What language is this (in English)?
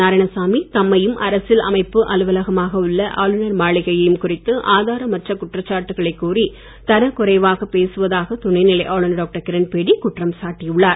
Tamil